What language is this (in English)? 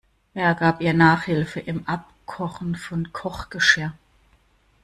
German